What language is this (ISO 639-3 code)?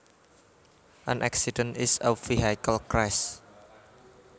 jav